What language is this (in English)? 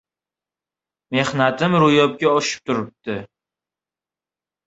Uzbek